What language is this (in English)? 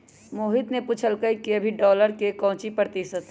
Magahi